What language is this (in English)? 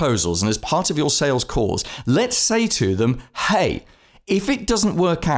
English